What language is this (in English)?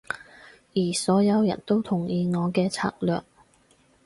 Cantonese